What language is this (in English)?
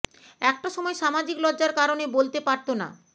Bangla